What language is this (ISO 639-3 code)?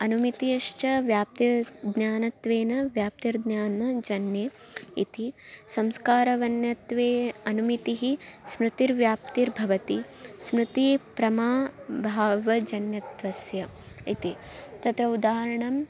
san